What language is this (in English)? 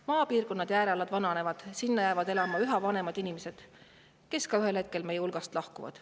Estonian